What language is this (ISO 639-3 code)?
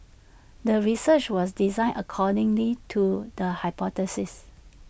eng